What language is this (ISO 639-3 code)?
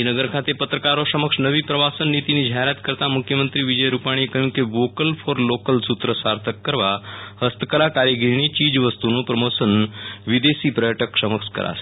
guj